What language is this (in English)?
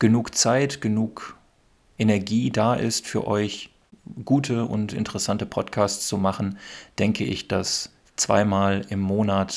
German